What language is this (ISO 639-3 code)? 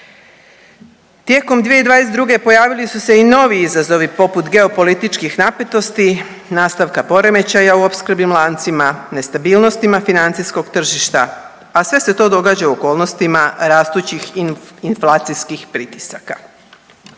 hrv